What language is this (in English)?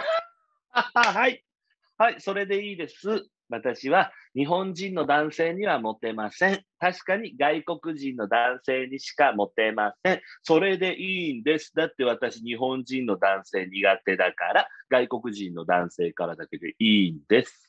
Japanese